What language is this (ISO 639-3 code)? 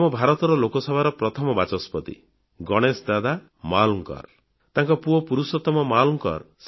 ori